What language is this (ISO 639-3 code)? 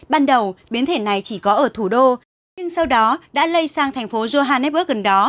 vie